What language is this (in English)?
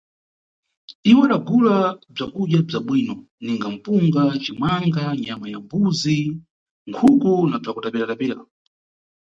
Nyungwe